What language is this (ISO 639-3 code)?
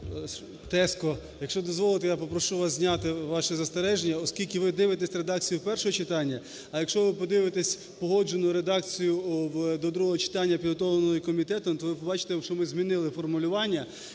ukr